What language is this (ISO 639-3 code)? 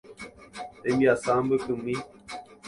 grn